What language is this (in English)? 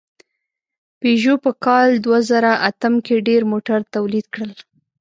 Pashto